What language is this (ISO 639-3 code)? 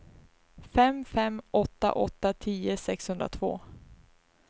swe